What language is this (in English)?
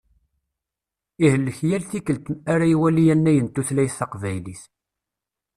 Kabyle